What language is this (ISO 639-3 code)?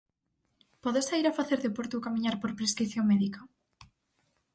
glg